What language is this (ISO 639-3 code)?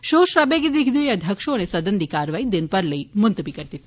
doi